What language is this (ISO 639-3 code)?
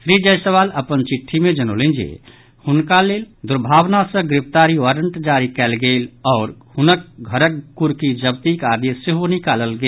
mai